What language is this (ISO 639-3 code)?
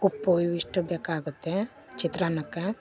kan